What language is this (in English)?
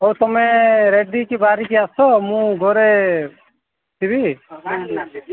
Odia